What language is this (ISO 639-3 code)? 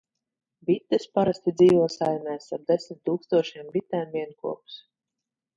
lav